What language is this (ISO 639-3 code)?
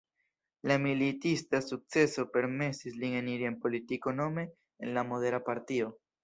epo